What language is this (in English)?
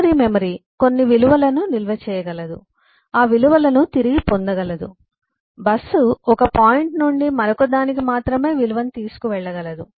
Telugu